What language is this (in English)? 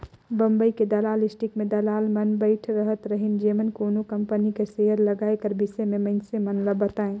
Chhattisgarhi